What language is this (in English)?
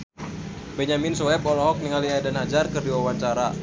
Sundanese